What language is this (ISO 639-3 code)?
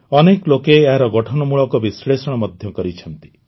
ori